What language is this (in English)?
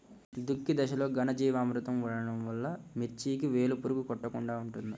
Telugu